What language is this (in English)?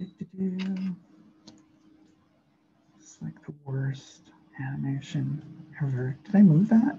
English